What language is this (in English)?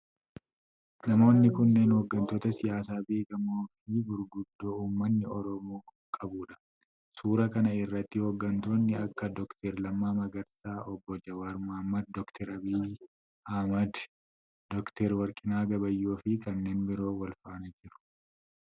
Oromo